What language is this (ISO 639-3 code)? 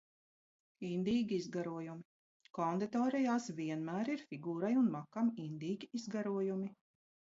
lav